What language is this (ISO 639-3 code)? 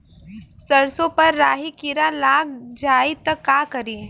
bho